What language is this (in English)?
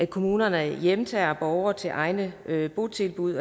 Danish